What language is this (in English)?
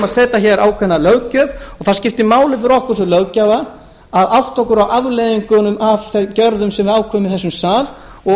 Icelandic